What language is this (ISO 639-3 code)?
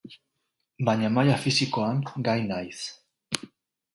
eus